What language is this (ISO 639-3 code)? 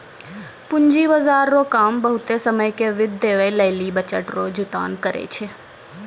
mai